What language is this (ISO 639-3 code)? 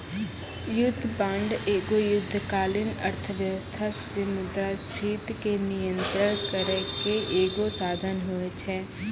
mai